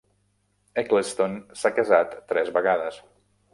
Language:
Catalan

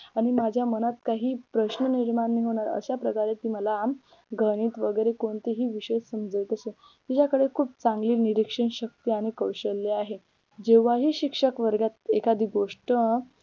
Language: Marathi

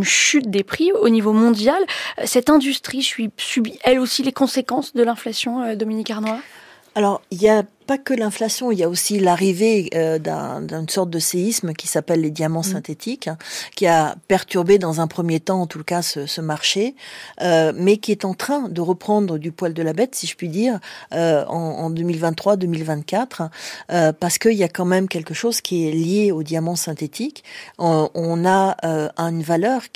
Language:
French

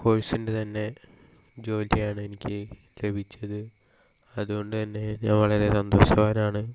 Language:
Malayalam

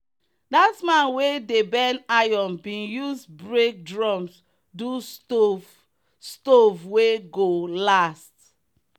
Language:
Nigerian Pidgin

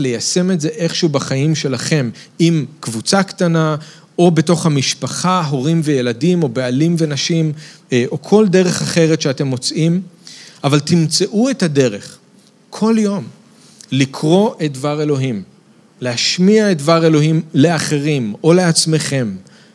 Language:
Hebrew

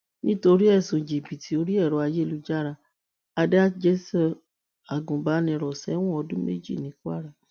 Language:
Yoruba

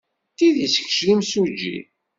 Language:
Kabyle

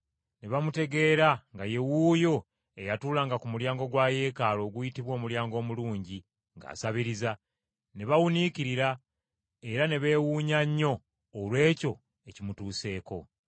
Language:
Ganda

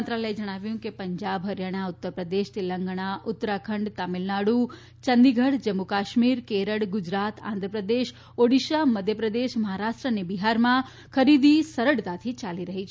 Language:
Gujarati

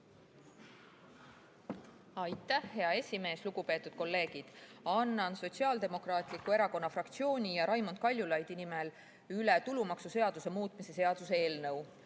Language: Estonian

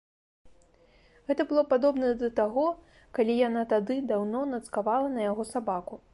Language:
Belarusian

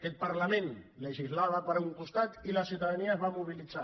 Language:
Catalan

